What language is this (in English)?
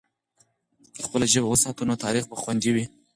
Pashto